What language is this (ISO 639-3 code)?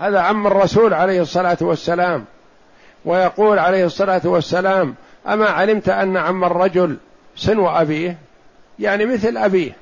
ara